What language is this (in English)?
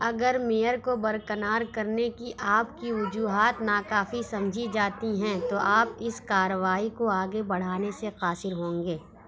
Urdu